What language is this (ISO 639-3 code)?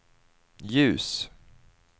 swe